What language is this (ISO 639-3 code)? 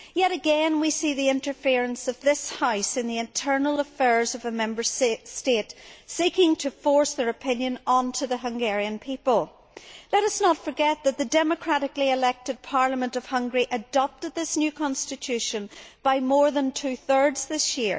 eng